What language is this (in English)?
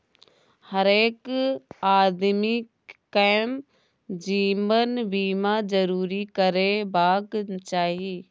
Maithili